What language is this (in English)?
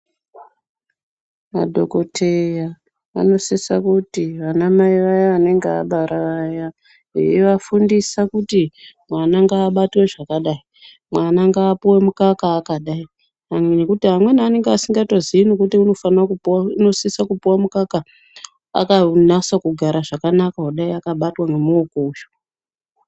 Ndau